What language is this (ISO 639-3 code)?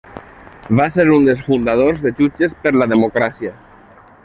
cat